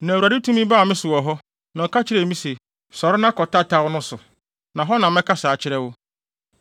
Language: Akan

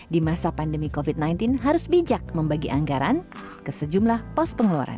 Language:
Indonesian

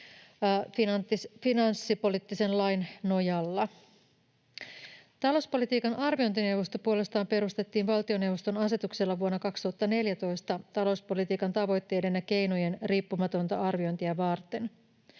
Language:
Finnish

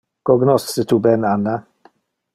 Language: Interlingua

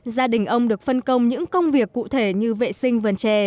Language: Vietnamese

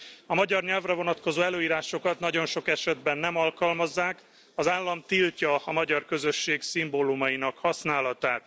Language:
Hungarian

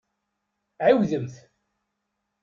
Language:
Kabyle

